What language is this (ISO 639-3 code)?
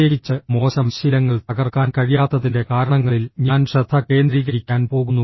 mal